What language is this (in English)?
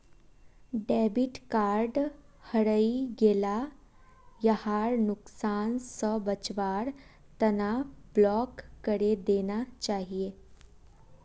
Magahi